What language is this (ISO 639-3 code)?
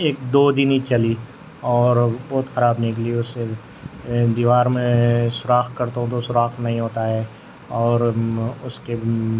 urd